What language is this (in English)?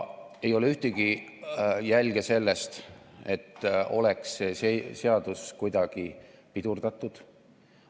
Estonian